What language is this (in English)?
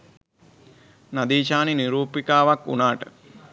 Sinhala